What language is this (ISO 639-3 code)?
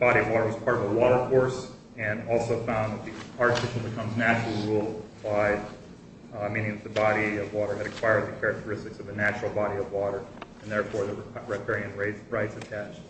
eng